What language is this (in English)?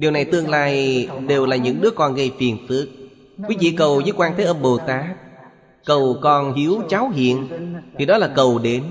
Vietnamese